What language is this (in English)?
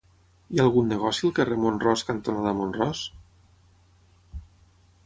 Catalan